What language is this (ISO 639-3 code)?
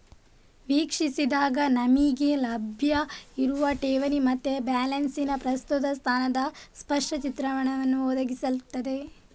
kan